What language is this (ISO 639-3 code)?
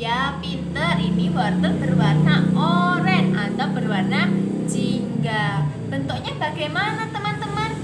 ind